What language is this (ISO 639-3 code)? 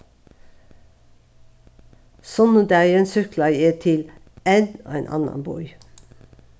fao